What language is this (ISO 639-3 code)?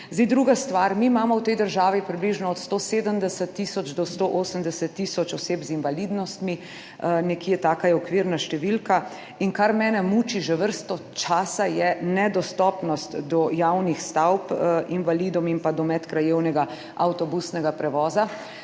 slv